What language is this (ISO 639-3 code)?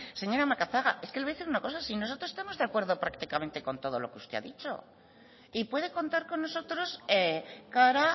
spa